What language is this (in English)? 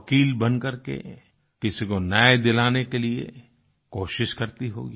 Hindi